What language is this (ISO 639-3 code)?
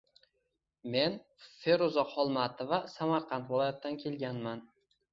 uzb